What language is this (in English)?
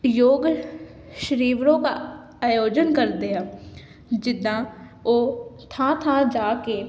Punjabi